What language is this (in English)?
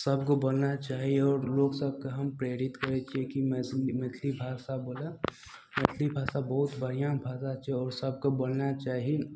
Maithili